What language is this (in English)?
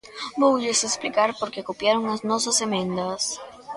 Galician